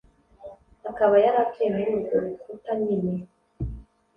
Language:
Kinyarwanda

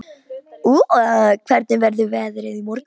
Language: Icelandic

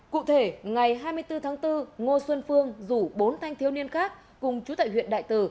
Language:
Vietnamese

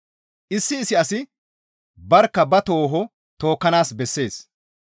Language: Gamo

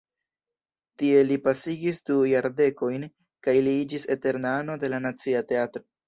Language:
Esperanto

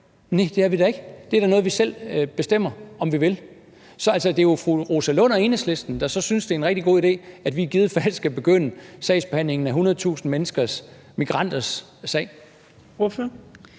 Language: Danish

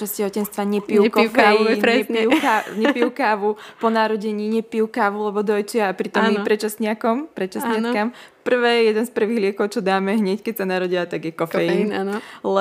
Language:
Slovak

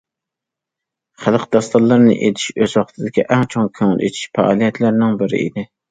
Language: Uyghur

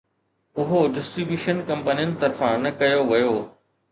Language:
Sindhi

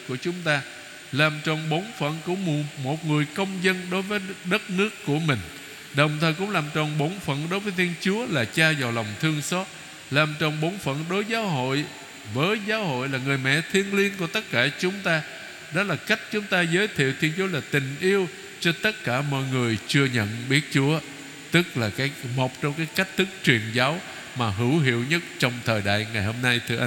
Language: Vietnamese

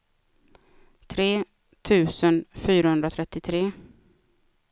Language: Swedish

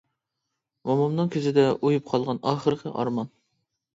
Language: Uyghur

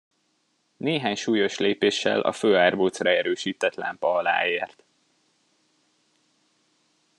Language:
Hungarian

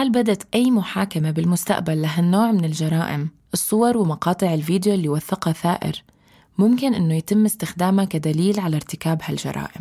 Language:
Arabic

